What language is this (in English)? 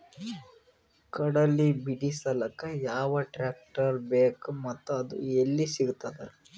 Kannada